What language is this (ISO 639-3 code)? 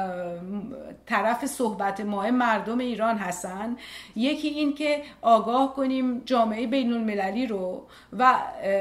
fas